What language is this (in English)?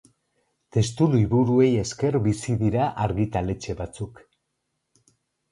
Basque